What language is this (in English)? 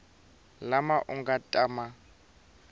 Tsonga